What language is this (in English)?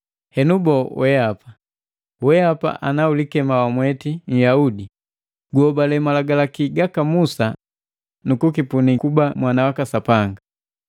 Matengo